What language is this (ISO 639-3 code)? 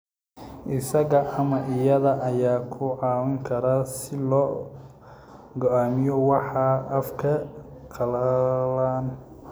som